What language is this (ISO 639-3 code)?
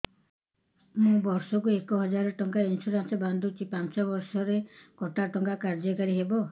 ori